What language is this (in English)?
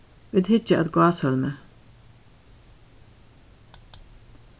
Faroese